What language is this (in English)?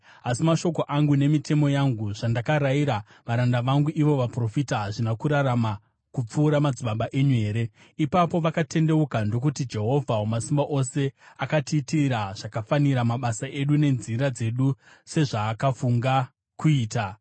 Shona